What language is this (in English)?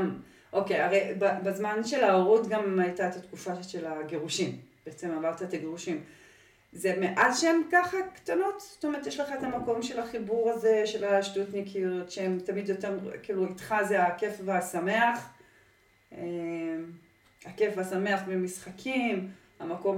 Hebrew